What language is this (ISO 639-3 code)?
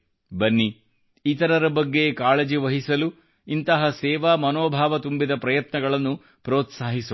kan